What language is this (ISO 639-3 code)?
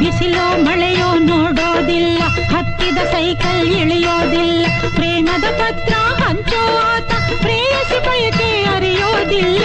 kan